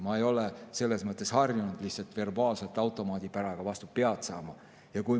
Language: Estonian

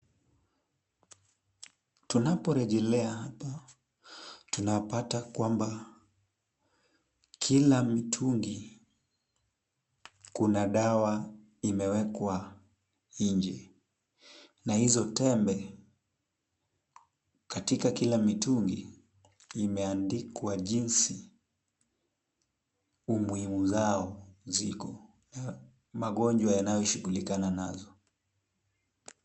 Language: Swahili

